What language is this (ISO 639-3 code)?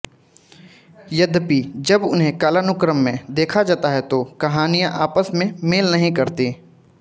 hin